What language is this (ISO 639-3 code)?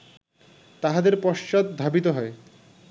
ben